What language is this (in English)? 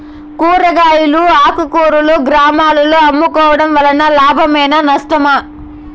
Telugu